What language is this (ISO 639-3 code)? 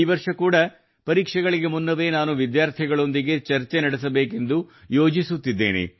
kan